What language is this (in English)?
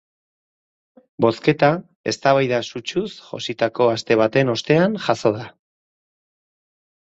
Basque